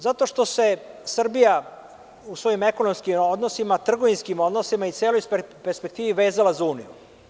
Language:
Serbian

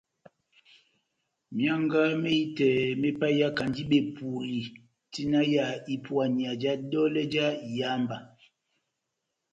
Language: Batanga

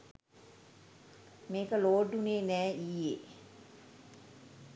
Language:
Sinhala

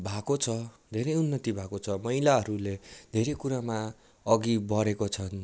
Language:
Nepali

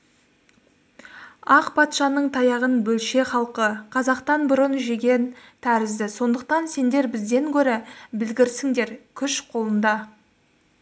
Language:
Kazakh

